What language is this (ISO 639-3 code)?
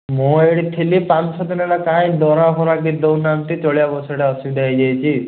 ori